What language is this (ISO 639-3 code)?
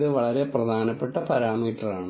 mal